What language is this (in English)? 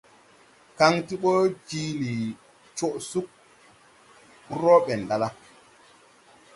Tupuri